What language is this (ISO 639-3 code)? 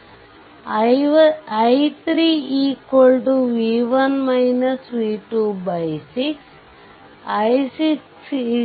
kan